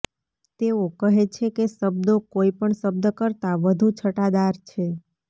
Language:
Gujarati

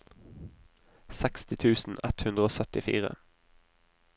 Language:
Norwegian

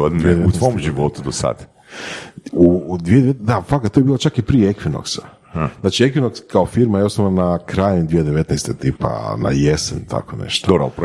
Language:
Croatian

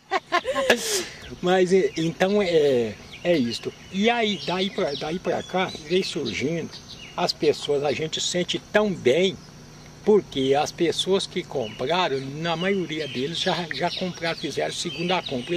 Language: Portuguese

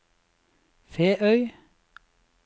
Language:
Norwegian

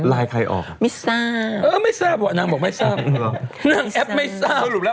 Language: Thai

